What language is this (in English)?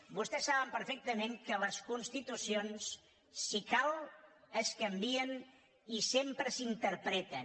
Catalan